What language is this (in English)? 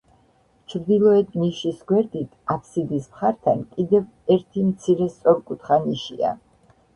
Georgian